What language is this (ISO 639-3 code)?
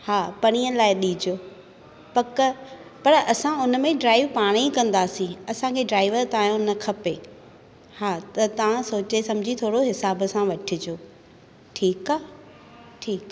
snd